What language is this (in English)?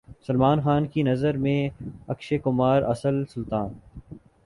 Urdu